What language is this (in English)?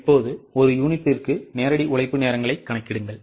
Tamil